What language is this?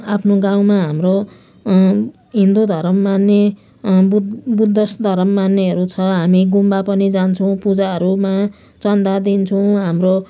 Nepali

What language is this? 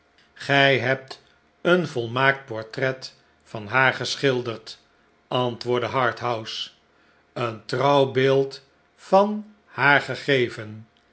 Dutch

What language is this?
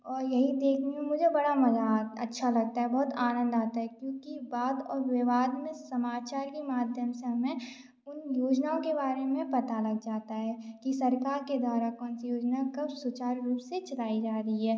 Hindi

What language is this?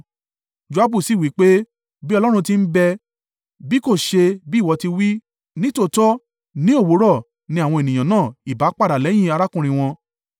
Yoruba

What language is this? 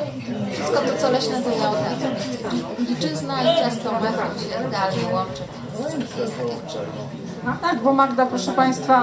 Polish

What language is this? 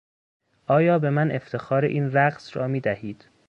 Persian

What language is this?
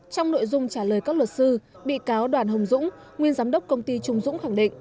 Vietnamese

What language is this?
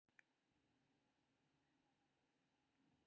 Maithili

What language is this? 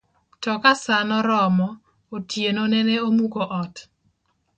Luo (Kenya and Tanzania)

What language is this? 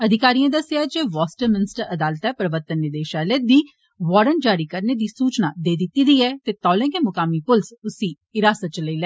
Dogri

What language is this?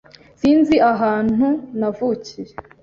Kinyarwanda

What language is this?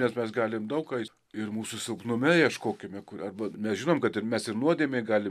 Lithuanian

